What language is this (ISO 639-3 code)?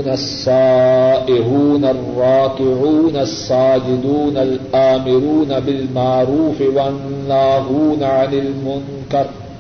urd